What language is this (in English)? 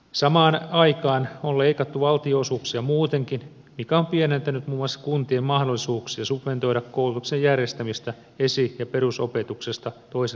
Finnish